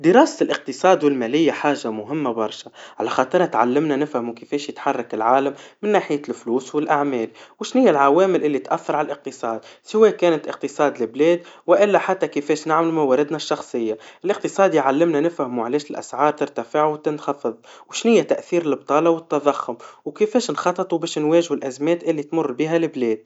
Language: Tunisian Arabic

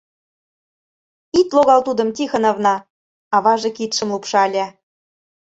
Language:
Mari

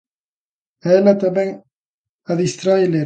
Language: Galician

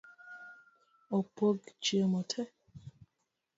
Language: Luo (Kenya and Tanzania)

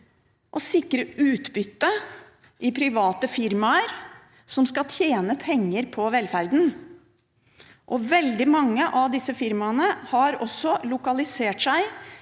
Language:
Norwegian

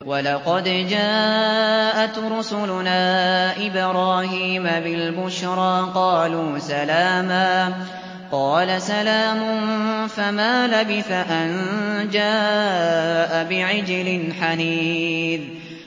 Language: Arabic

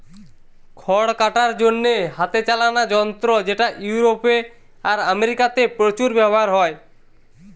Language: Bangla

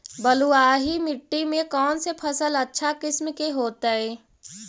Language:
Magahi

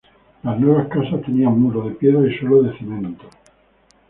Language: Spanish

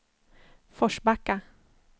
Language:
Swedish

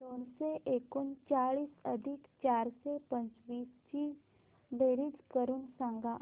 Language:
Marathi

